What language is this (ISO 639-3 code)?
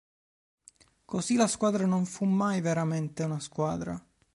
ita